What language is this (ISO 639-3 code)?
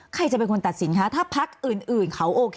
tha